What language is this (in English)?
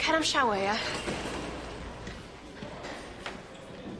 Welsh